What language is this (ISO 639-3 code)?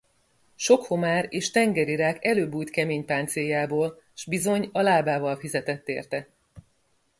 hun